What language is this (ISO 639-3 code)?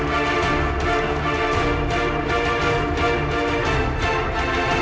ind